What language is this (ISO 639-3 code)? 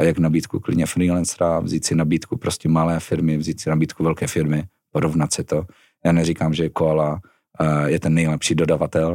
ces